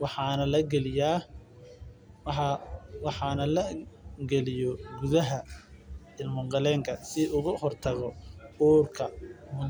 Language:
Somali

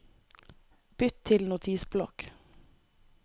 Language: Norwegian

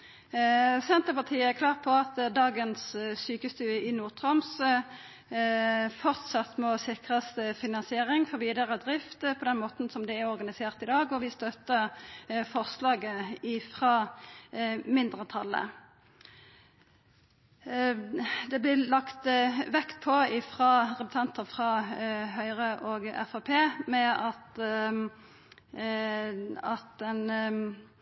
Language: Norwegian Nynorsk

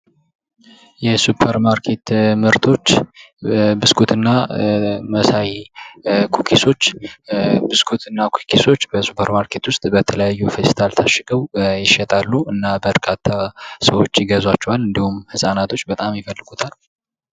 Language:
Amharic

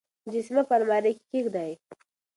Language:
Pashto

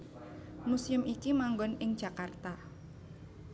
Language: Javanese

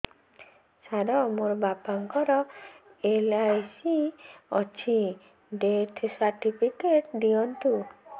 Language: Odia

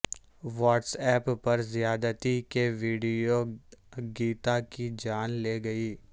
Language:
Urdu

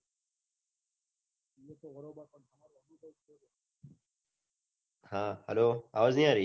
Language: Gujarati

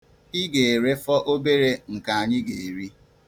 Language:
Igbo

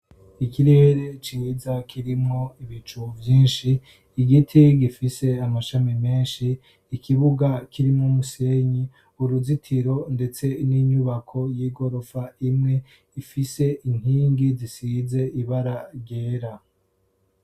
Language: Rundi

